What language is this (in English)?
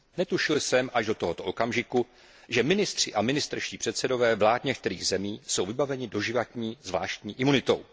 Czech